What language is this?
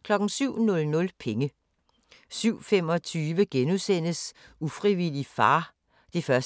Danish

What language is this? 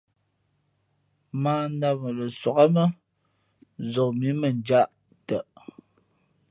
Fe'fe'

